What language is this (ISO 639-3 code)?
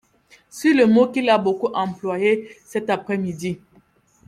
fra